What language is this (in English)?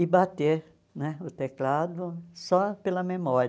Portuguese